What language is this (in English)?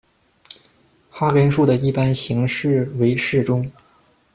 Chinese